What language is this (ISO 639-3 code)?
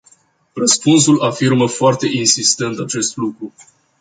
ron